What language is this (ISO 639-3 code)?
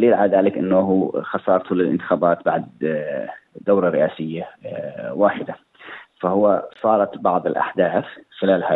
ara